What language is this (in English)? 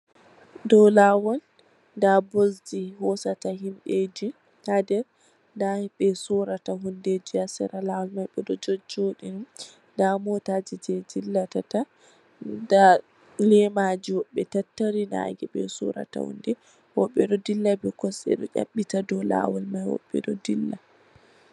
Fula